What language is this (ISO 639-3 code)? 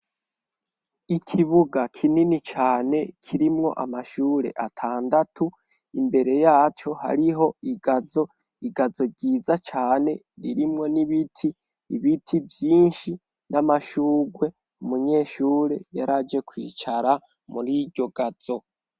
run